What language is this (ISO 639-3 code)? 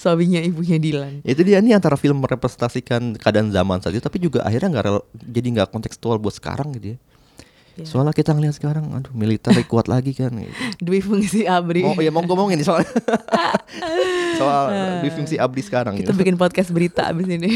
ind